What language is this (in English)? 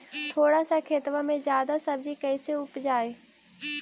Magahi